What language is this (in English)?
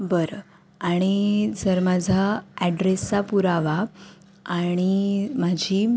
Marathi